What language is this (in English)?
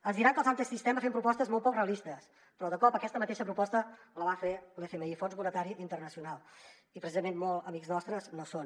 Catalan